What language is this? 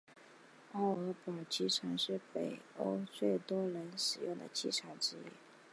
Chinese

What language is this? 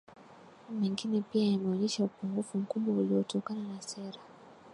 Swahili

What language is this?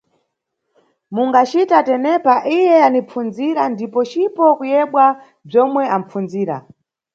Nyungwe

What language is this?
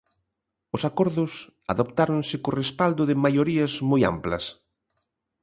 Galician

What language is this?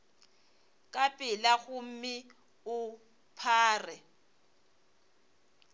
Northern Sotho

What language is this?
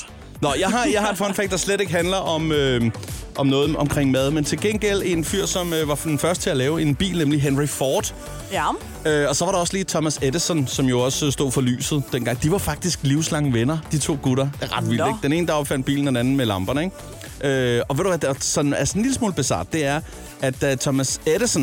Danish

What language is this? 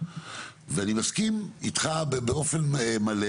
Hebrew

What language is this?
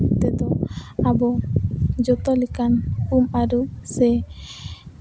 Santali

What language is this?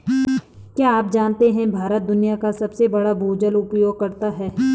Hindi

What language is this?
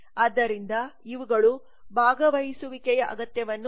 Kannada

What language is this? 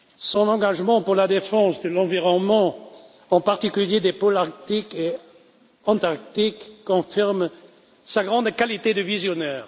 French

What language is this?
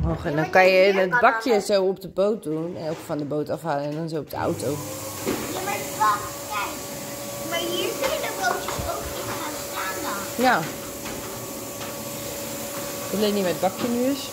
Dutch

